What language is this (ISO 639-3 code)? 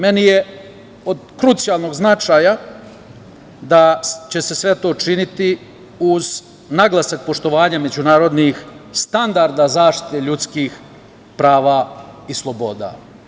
srp